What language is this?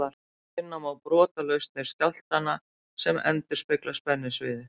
Icelandic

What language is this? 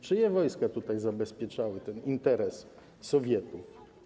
Polish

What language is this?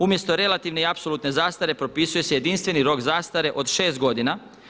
Croatian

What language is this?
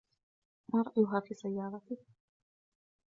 Arabic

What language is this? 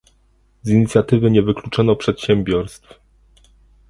Polish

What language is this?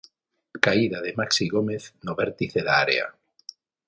Galician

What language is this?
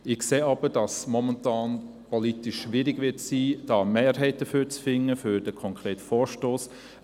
Swiss German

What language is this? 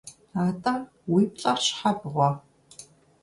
Kabardian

